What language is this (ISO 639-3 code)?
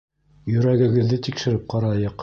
bak